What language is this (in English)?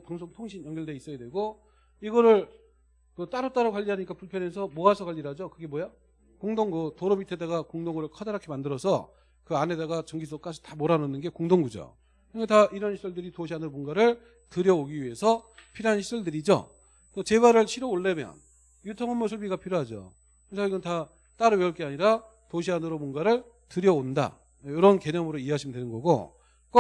Korean